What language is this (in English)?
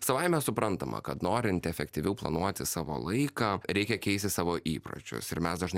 Lithuanian